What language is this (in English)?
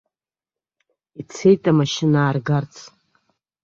Abkhazian